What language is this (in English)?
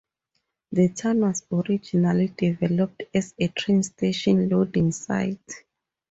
English